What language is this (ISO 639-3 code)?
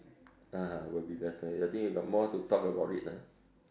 eng